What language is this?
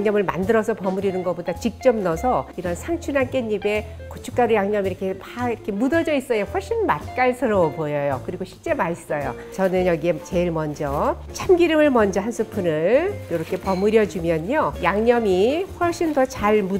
Korean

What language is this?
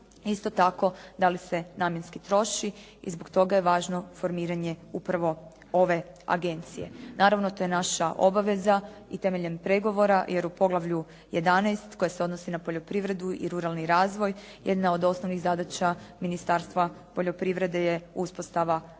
Croatian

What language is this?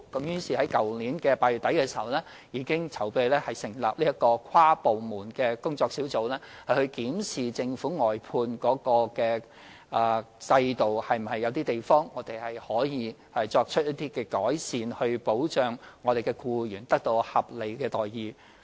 Cantonese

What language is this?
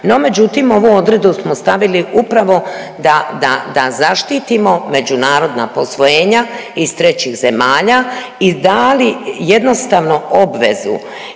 Croatian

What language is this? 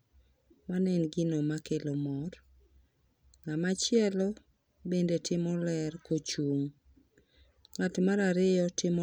Luo (Kenya and Tanzania)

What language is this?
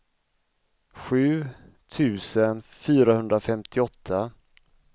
Swedish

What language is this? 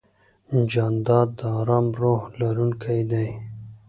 Pashto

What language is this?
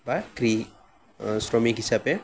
Assamese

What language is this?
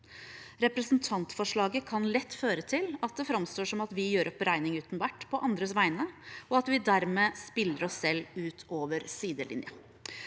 Norwegian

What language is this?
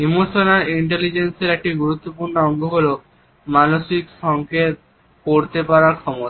Bangla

